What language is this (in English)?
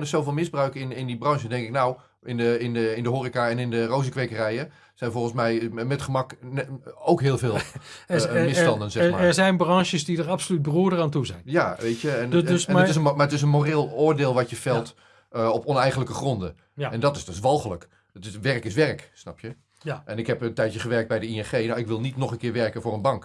Dutch